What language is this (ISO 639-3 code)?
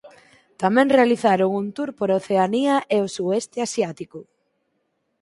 glg